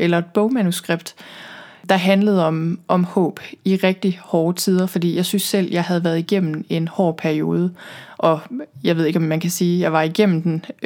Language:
Danish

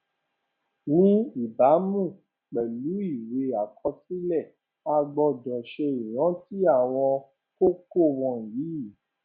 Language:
Yoruba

